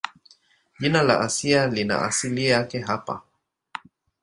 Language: Swahili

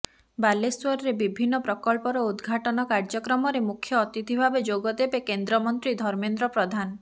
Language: Odia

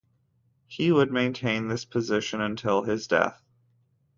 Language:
English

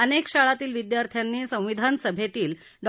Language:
Marathi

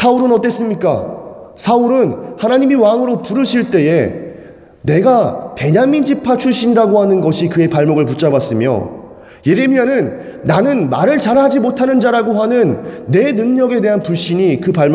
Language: Korean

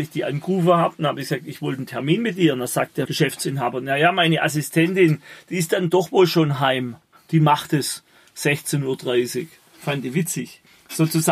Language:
German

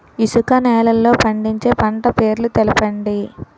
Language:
Telugu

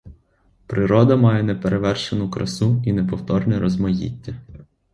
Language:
Ukrainian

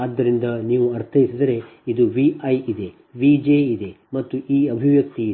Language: Kannada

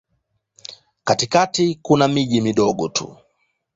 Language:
Swahili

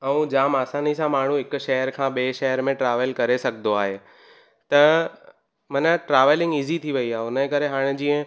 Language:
Sindhi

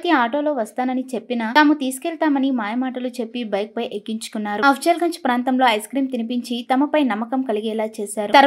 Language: Telugu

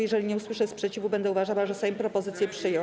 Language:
Polish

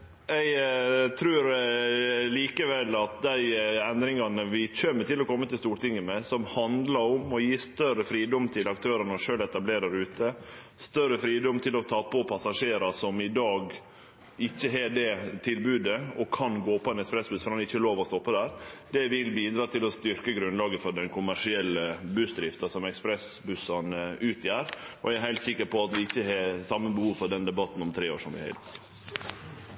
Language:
Norwegian Nynorsk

